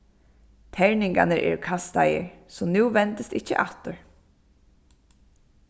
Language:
Faroese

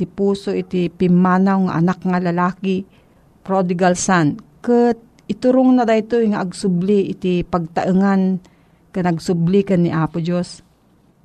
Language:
Filipino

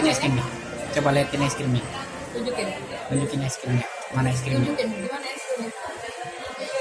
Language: Indonesian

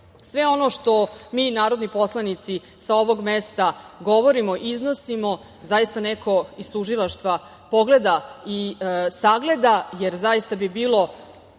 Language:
Serbian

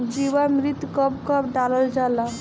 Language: Bhojpuri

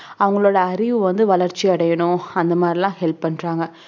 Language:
Tamil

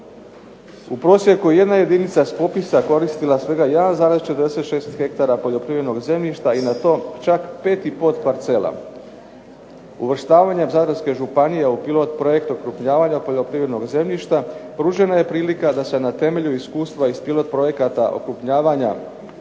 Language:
Croatian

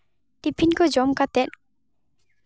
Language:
Santali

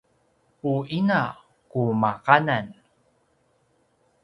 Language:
Paiwan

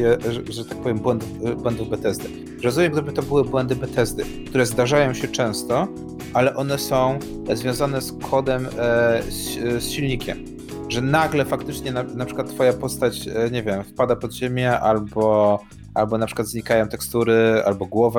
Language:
Polish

